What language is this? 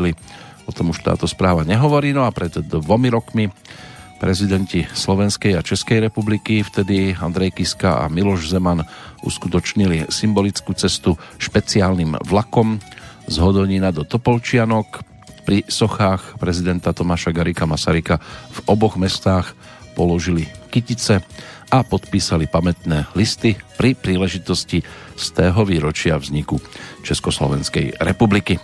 Slovak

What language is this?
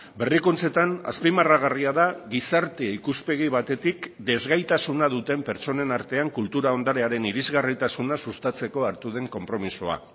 Basque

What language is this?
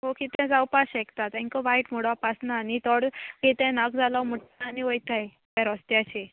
Konkani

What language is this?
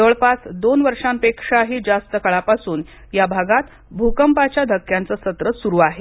Marathi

